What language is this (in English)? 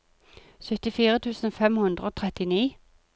Norwegian